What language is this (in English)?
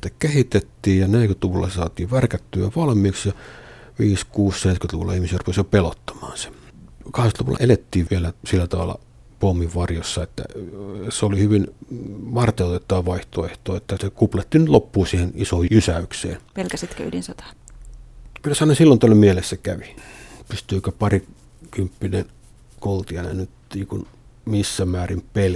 Finnish